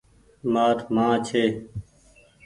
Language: Goaria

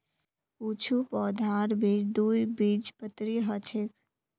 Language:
Magahi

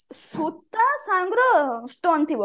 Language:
Odia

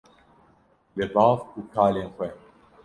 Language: Kurdish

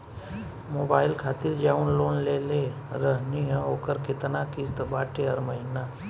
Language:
Bhojpuri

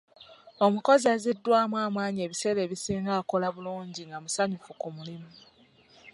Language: Ganda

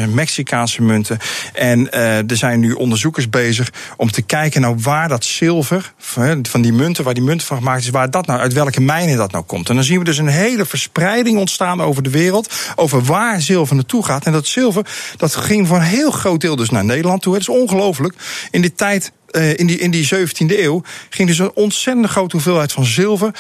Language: Dutch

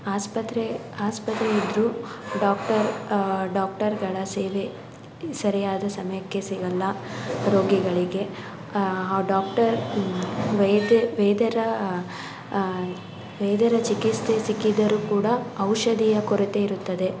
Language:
Kannada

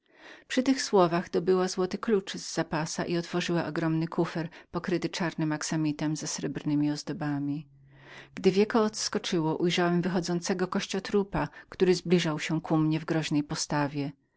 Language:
Polish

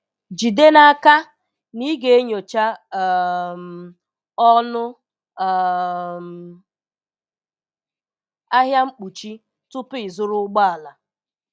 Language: Igbo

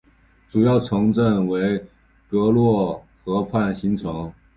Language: Chinese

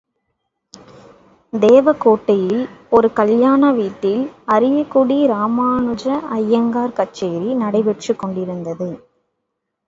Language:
Tamil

